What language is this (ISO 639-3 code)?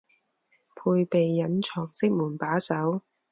zho